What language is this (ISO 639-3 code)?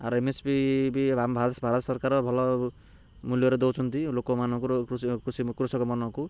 ori